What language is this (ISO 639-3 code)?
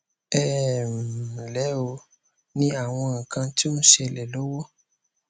yor